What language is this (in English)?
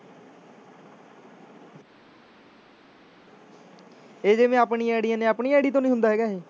Punjabi